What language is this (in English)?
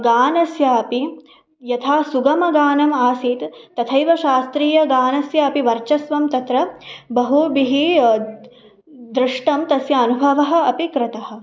Sanskrit